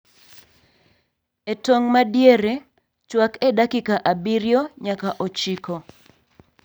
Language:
Luo (Kenya and Tanzania)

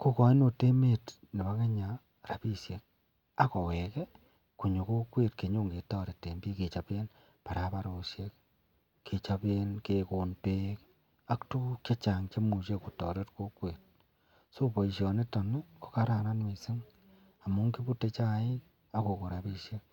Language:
Kalenjin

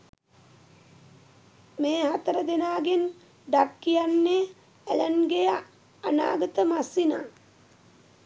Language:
Sinhala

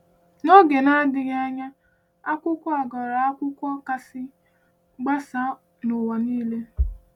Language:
Igbo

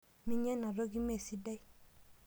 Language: Masai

